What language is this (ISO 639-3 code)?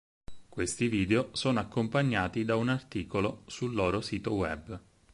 ita